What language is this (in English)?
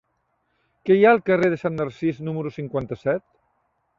Catalan